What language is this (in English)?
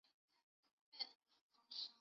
Chinese